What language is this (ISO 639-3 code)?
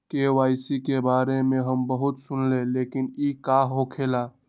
mag